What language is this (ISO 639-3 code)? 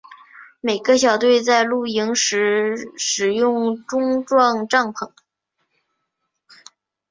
zho